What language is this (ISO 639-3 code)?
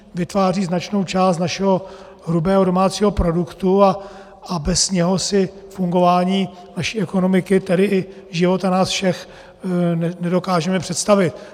ces